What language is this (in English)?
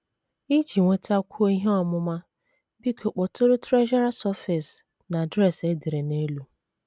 Igbo